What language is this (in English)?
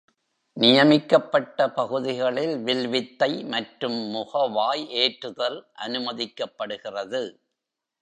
Tamil